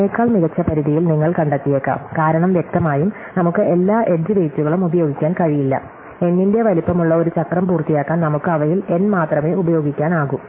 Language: Malayalam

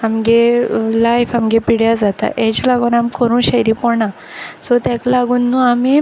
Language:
Konkani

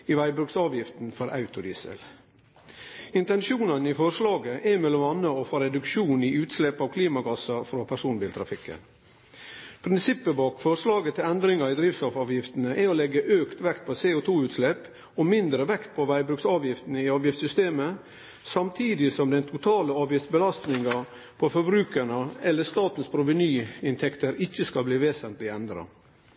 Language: Norwegian Nynorsk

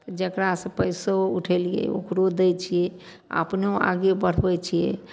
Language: Maithili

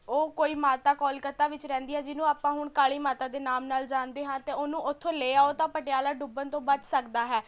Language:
Punjabi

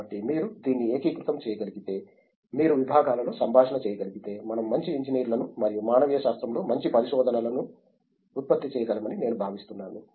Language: Telugu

